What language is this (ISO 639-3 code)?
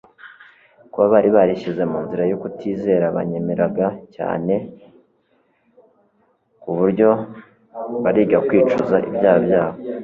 kin